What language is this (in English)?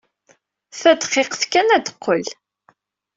Kabyle